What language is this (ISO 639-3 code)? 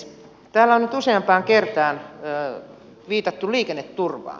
fin